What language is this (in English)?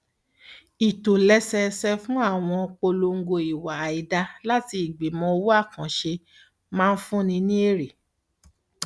Yoruba